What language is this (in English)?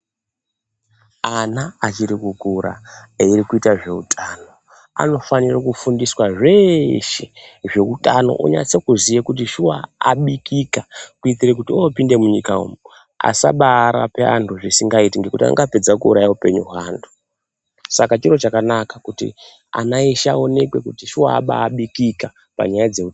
Ndau